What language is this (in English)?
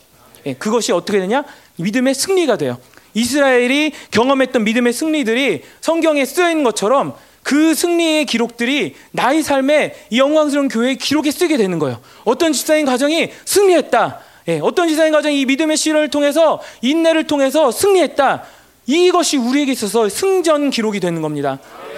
Korean